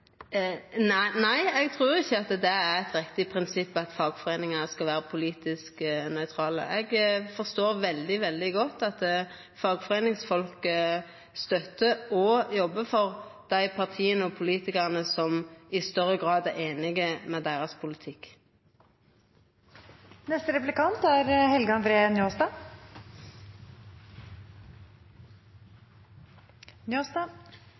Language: Norwegian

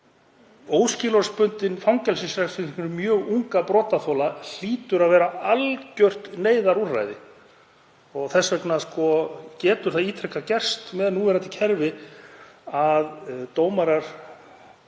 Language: Icelandic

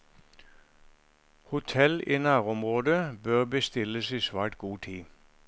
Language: Norwegian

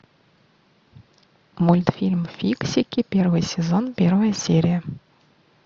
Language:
Russian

